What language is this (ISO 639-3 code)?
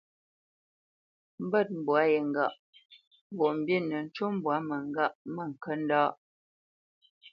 bce